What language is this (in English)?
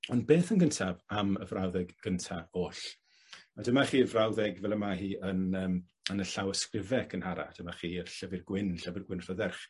Welsh